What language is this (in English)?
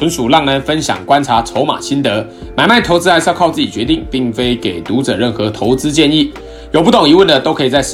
Chinese